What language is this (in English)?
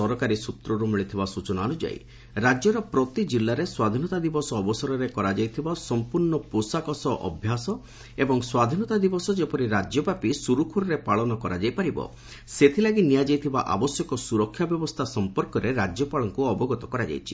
Odia